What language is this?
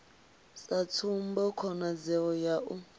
Venda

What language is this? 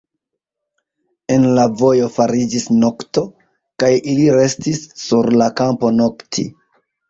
Esperanto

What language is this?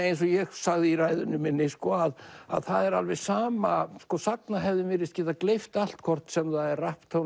Icelandic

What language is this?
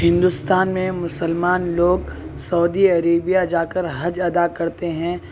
Urdu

